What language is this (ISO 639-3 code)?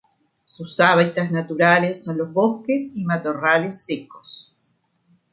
spa